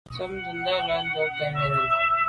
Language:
Medumba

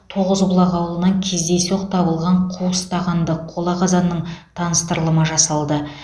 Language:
Kazakh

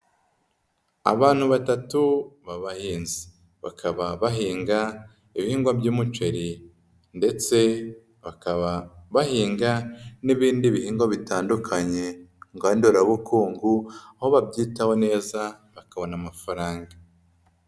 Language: Kinyarwanda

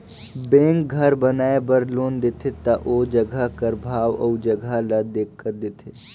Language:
Chhattisgarhi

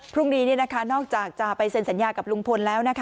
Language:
Thai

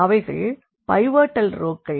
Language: Tamil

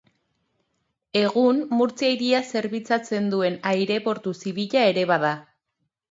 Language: Basque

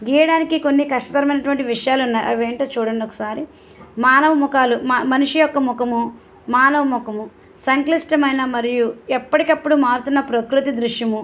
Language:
Telugu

